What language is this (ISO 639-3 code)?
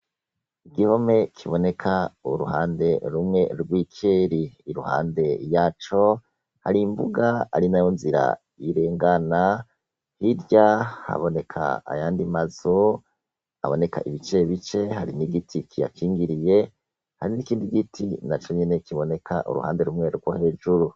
run